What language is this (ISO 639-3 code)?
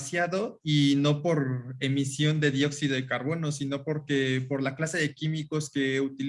spa